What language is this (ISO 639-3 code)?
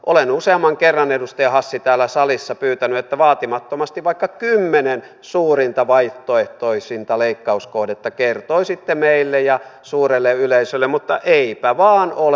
fin